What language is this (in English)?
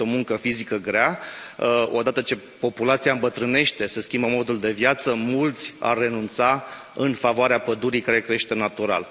Romanian